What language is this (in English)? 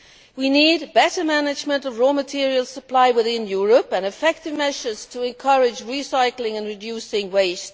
English